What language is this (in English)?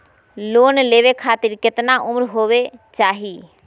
Magahi